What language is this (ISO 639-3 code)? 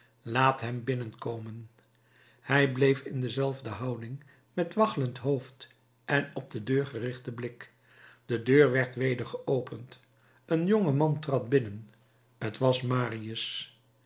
nld